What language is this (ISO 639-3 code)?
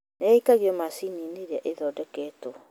kik